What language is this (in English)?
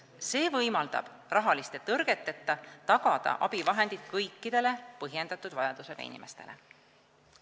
Estonian